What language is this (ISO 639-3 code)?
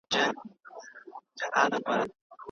pus